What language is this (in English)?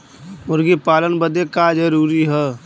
Bhojpuri